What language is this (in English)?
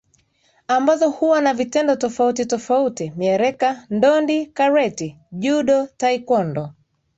Swahili